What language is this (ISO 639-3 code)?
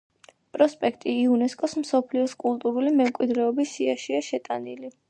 kat